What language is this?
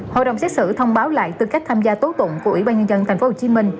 Vietnamese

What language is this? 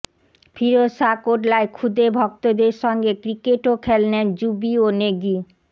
Bangla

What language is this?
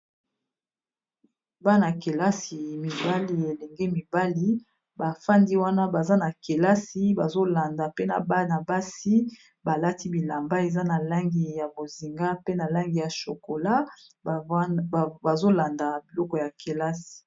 Lingala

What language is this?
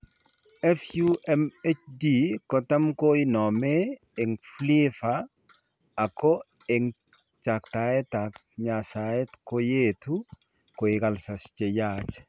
Kalenjin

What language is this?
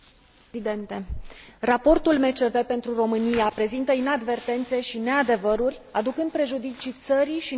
Romanian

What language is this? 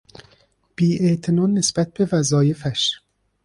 Persian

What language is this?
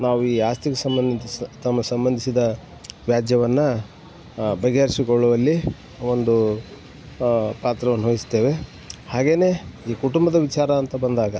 Kannada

